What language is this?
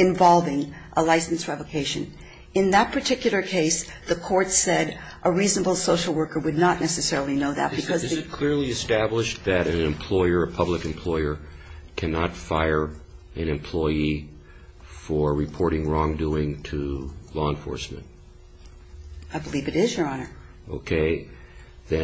English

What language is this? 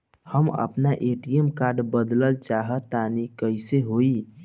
Bhojpuri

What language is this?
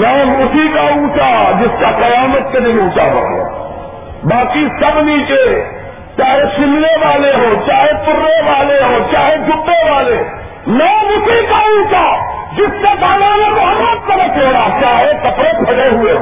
Urdu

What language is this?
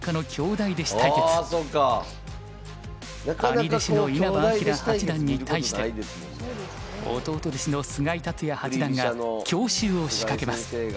Japanese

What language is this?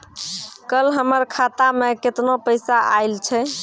Maithili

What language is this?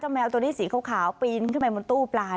Thai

